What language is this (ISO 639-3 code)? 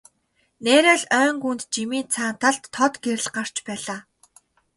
mon